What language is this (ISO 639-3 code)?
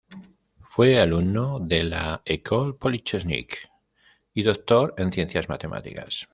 spa